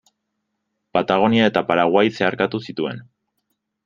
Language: Basque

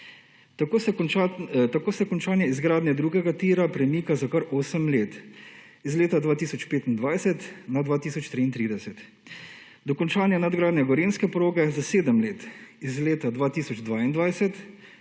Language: Slovenian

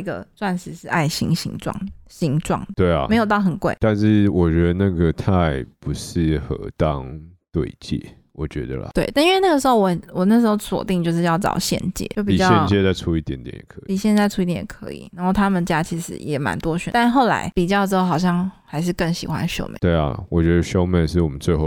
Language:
Chinese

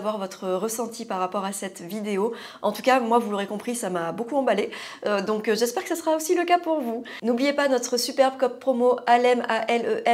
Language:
French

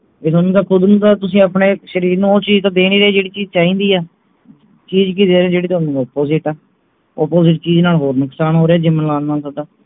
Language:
Punjabi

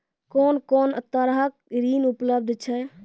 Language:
Maithili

